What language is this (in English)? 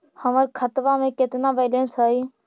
Magahi